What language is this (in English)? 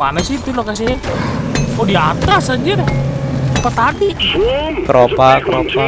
Indonesian